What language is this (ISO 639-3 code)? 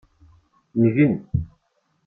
kab